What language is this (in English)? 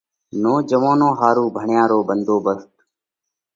Parkari Koli